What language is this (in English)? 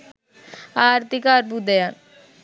Sinhala